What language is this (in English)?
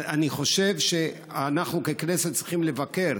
Hebrew